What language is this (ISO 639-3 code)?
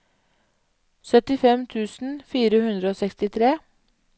nor